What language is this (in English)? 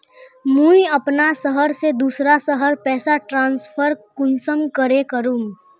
Magahi